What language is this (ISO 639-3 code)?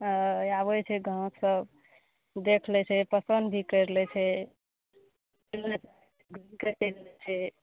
mai